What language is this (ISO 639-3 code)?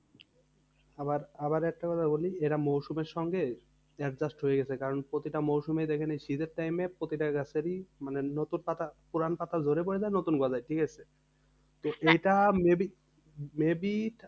ben